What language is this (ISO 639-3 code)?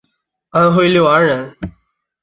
zho